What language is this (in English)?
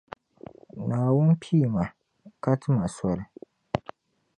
Dagbani